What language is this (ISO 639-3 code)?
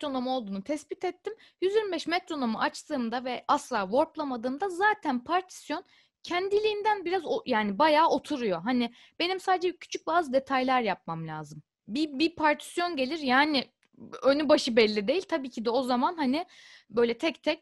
tur